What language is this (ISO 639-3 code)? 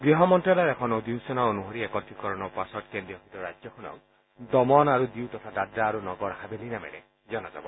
asm